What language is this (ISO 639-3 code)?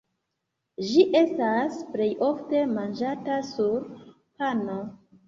epo